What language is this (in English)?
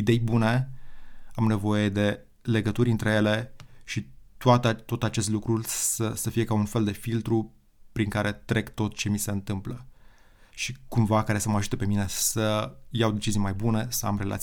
Romanian